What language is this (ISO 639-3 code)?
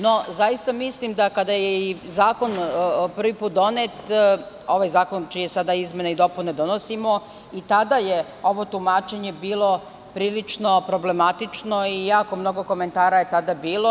srp